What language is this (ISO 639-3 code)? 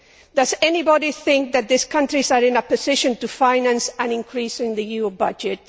eng